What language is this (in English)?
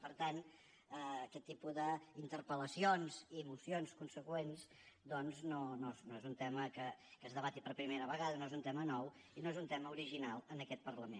Catalan